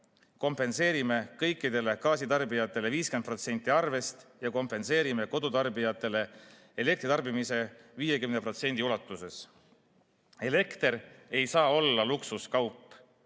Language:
Estonian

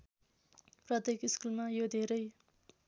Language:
Nepali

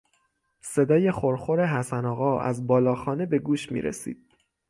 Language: Persian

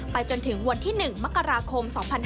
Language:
Thai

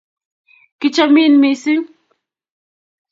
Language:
Kalenjin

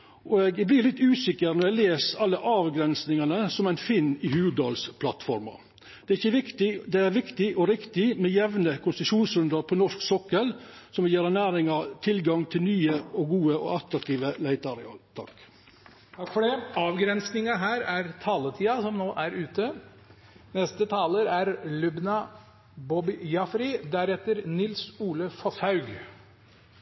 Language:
Norwegian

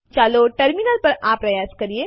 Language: Gujarati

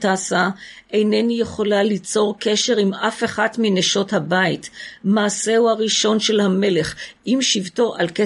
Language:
Hebrew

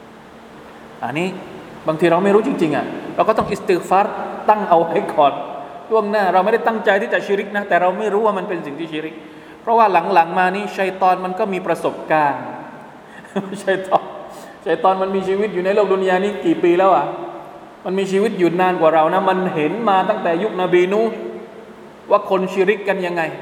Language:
Thai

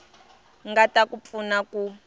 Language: Tsonga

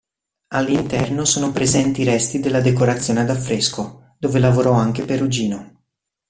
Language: Italian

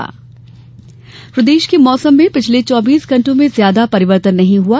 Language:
Hindi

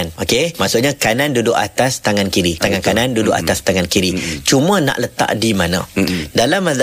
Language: Malay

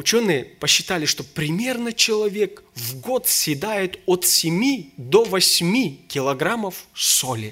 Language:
Russian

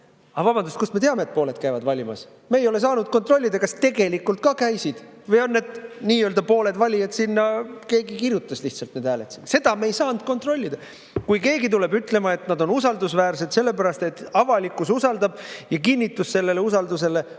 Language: Estonian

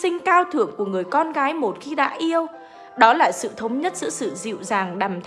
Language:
Vietnamese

